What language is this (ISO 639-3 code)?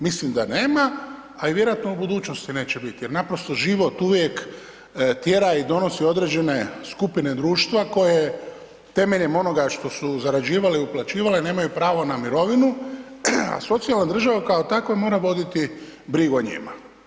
hrv